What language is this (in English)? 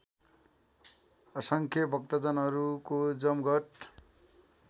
Nepali